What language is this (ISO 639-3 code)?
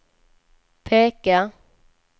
swe